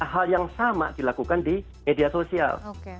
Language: Indonesian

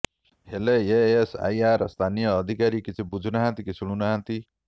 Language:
Odia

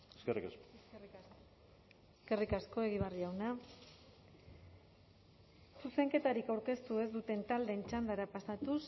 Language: Basque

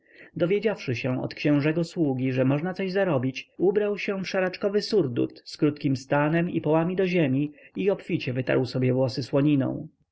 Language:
Polish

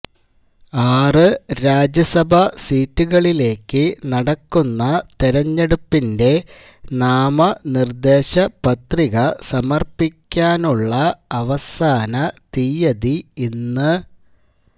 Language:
Malayalam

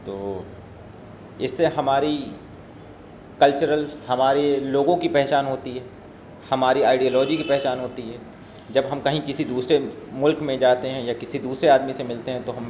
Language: Urdu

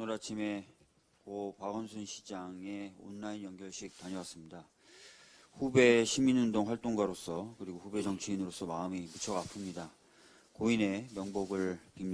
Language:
Korean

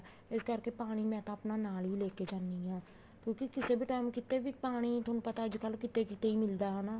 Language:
Punjabi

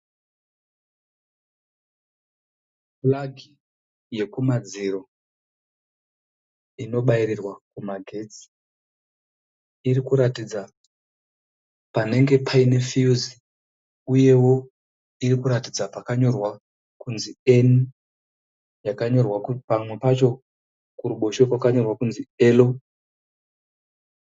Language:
Shona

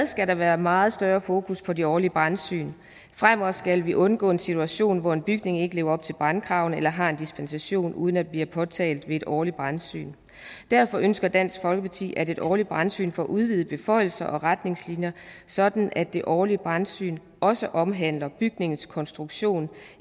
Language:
Danish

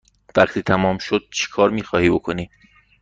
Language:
Persian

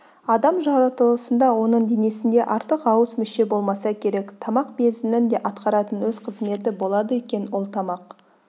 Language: Kazakh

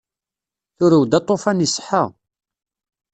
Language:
Kabyle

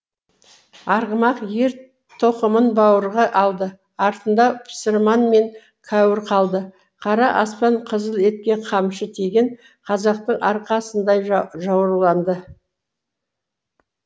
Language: Kazakh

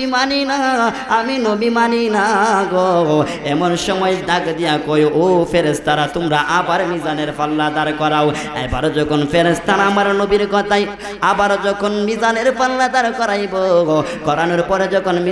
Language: Romanian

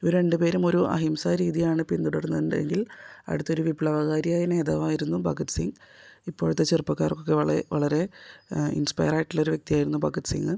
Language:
Malayalam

